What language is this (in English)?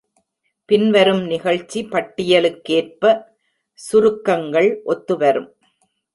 Tamil